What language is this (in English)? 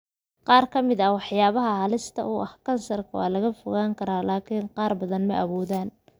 Somali